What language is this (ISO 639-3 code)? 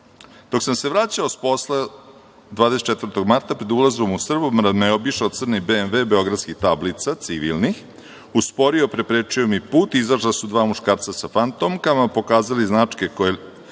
srp